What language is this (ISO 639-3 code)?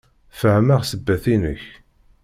kab